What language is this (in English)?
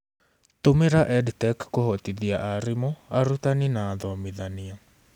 Kikuyu